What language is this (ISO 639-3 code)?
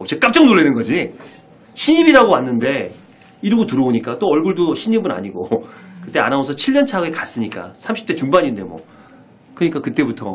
kor